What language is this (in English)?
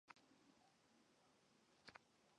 Chinese